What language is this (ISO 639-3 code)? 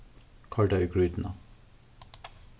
fao